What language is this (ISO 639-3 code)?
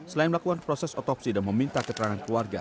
ind